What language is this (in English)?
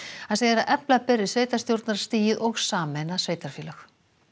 Icelandic